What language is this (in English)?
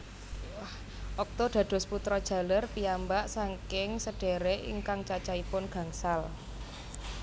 Javanese